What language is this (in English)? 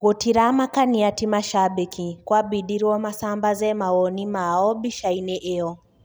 Kikuyu